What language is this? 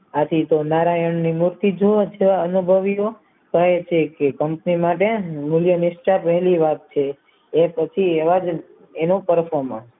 Gujarati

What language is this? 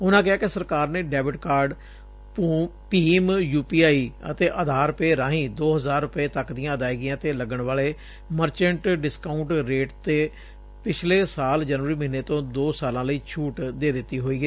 Punjabi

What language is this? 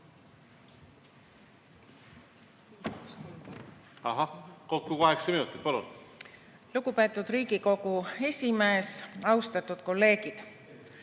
Estonian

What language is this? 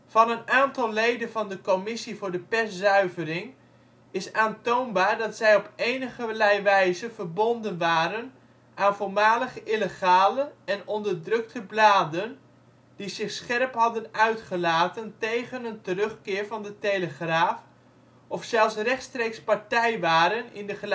Dutch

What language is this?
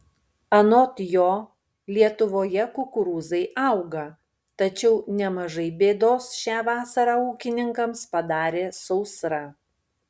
Lithuanian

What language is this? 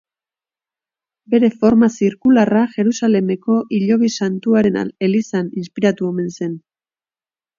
Basque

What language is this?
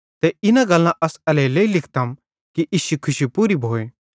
Bhadrawahi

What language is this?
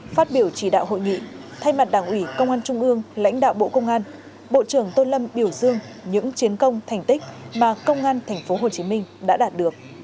Vietnamese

